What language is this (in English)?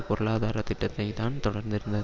Tamil